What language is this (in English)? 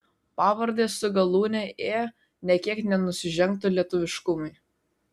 Lithuanian